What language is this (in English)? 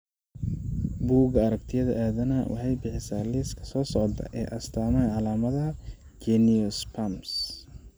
Somali